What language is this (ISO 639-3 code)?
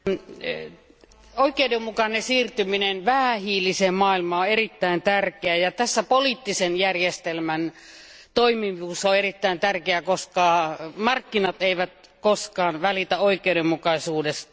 fin